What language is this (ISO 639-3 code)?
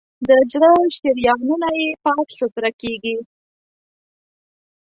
pus